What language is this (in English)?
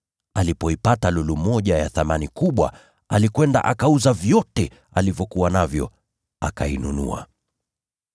Swahili